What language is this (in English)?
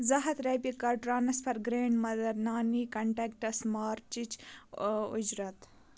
Kashmiri